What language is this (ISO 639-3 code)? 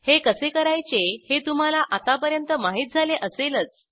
mar